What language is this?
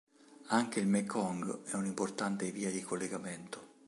Italian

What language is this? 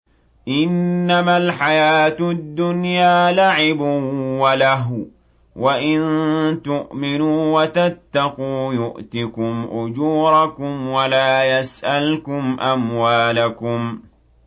Arabic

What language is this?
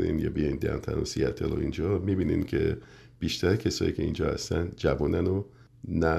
Persian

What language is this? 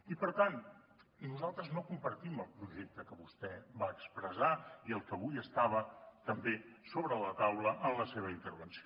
Catalan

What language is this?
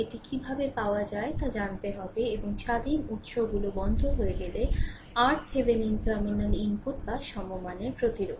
Bangla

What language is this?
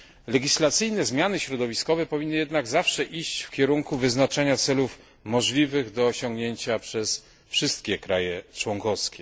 Polish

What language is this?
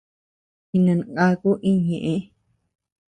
Tepeuxila Cuicatec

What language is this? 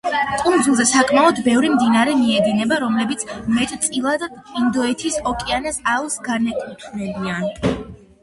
Georgian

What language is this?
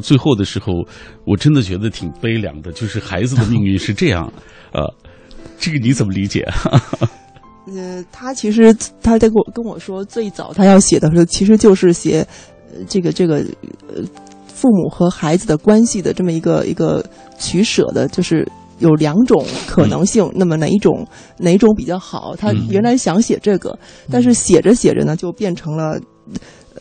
Chinese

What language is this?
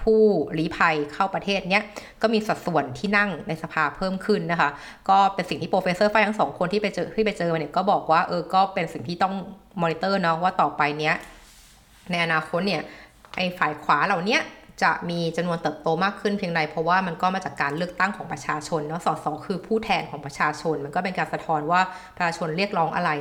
Thai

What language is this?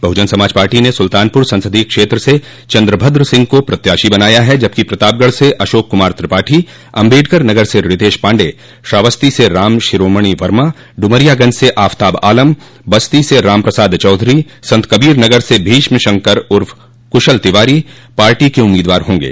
Hindi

